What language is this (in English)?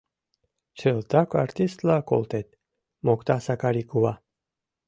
Mari